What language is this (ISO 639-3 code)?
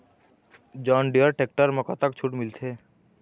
hne